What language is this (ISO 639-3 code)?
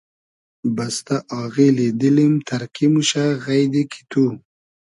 haz